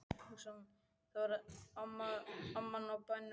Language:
Icelandic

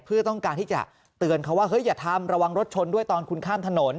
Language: Thai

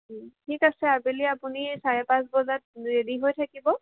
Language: Assamese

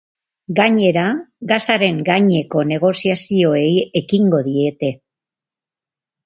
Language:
Basque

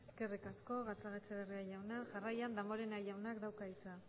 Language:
Basque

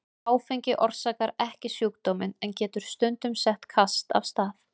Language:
Icelandic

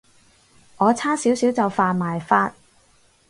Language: Cantonese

